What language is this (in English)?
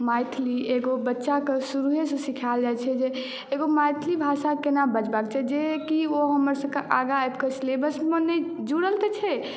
Maithili